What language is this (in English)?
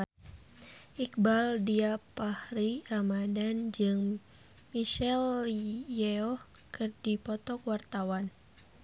Sundanese